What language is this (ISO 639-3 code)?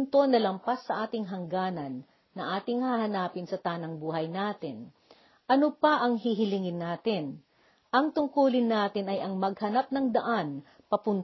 fil